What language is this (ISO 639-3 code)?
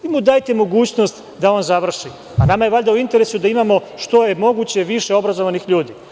srp